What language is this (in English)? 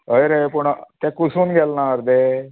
Konkani